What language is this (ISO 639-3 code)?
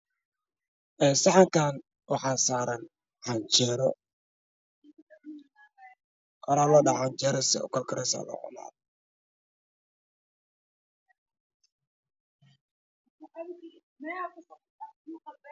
som